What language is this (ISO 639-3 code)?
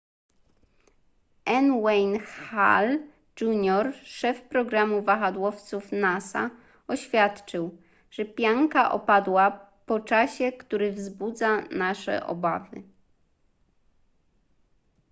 pol